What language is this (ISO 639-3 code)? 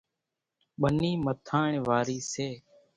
gjk